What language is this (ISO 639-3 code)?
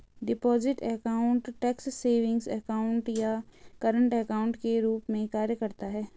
hin